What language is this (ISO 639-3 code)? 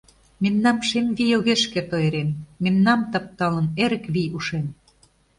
chm